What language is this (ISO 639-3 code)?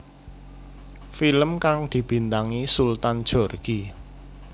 jav